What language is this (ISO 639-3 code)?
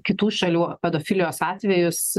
lit